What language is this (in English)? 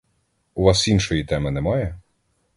Ukrainian